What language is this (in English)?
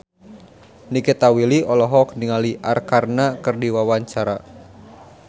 Sundanese